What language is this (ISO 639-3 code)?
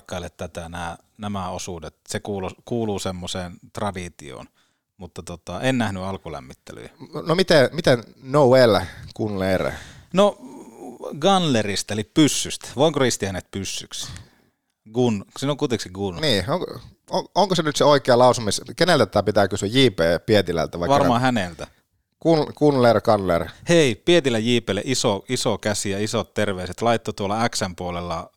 fin